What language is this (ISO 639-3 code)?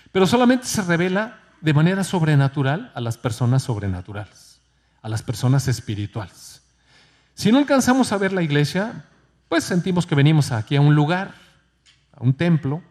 spa